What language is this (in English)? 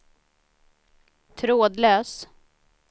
Swedish